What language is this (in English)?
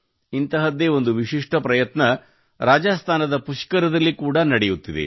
Kannada